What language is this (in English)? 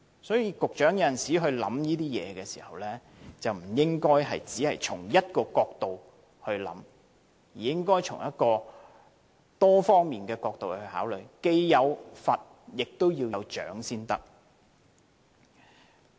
Cantonese